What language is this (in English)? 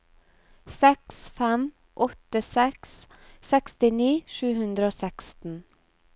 Norwegian